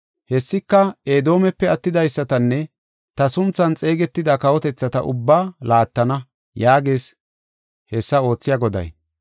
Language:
Gofa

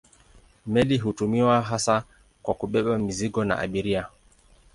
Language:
Swahili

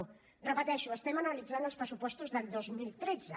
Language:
Catalan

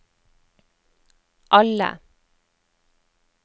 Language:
Norwegian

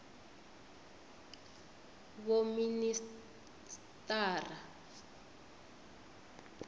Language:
Venda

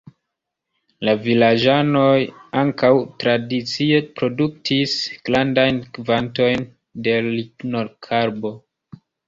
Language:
Esperanto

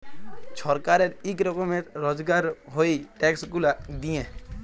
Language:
Bangla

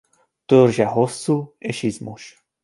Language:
Hungarian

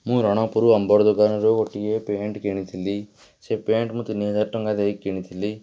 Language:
Odia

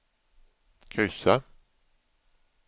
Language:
Swedish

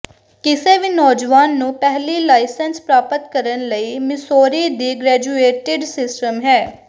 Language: Punjabi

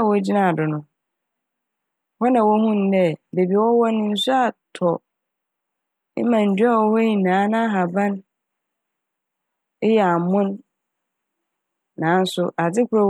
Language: Akan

